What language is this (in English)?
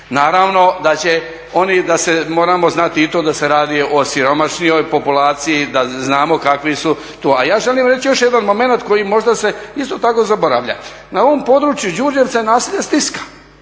Croatian